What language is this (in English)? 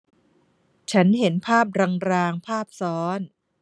Thai